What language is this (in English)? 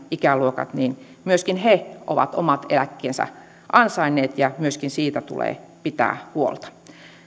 Finnish